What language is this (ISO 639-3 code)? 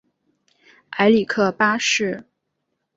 zho